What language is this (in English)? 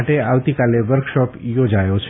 Gujarati